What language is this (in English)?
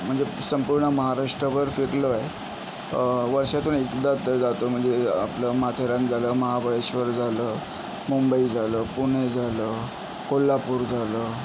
Marathi